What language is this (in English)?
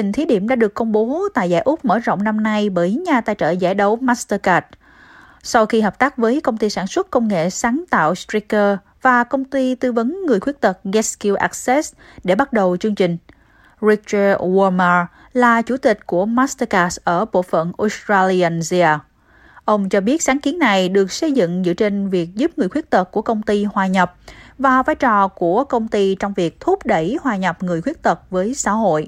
Vietnamese